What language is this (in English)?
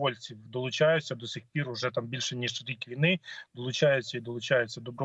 Ukrainian